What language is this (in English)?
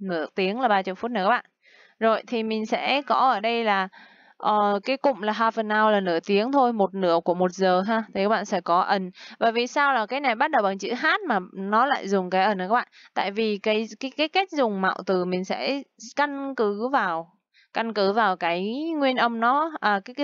Vietnamese